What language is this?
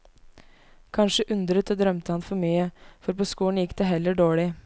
Norwegian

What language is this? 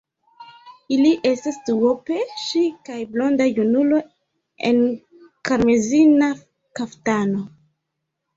Esperanto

